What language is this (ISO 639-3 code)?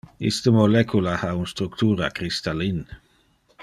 ina